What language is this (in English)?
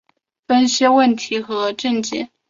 Chinese